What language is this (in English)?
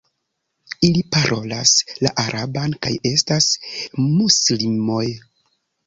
Esperanto